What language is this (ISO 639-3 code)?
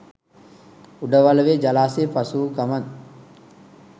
sin